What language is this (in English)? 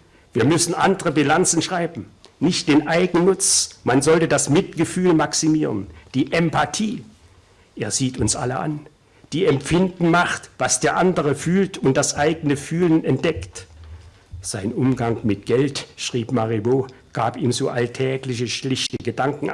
German